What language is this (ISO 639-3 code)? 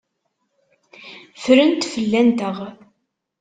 kab